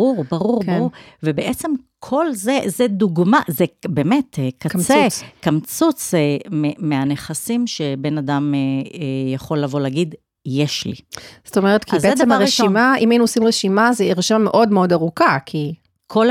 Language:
Hebrew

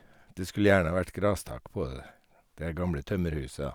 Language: Norwegian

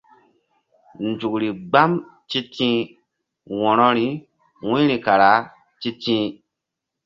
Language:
Mbum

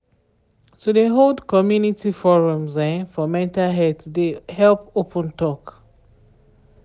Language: Nigerian Pidgin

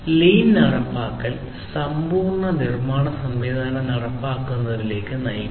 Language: Malayalam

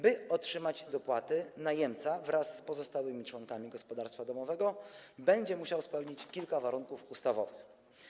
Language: Polish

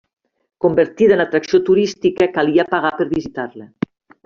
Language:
Catalan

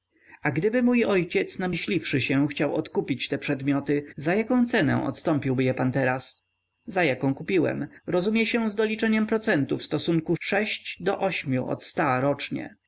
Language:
Polish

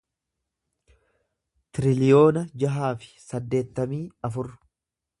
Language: Oromo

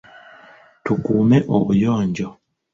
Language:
Ganda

